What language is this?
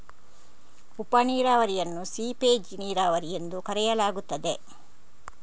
Kannada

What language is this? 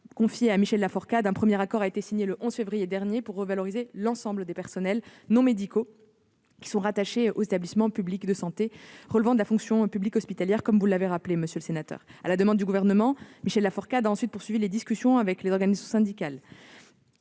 French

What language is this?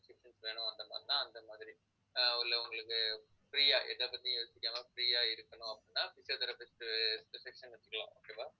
Tamil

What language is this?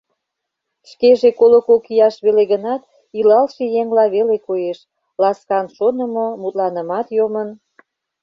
Mari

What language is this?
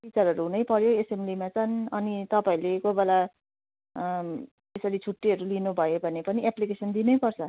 Nepali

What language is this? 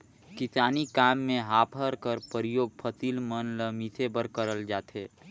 Chhattisgarhi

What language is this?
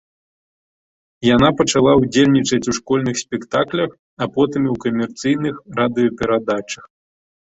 Belarusian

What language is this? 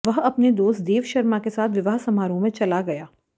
Hindi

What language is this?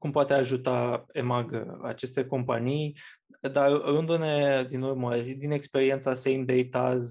Romanian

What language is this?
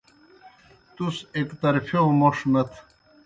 Kohistani Shina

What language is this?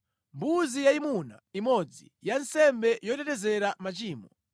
Nyanja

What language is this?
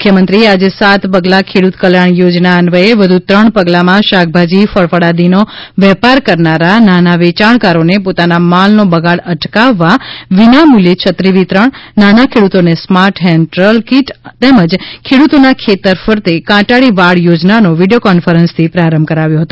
Gujarati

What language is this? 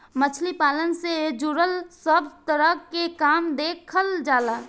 Bhojpuri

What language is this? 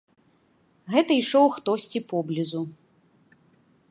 Belarusian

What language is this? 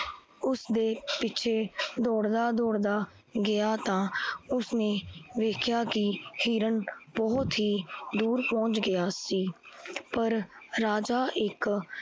Punjabi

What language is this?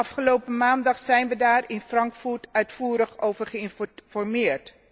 Dutch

